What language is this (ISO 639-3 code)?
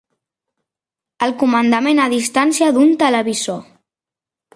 cat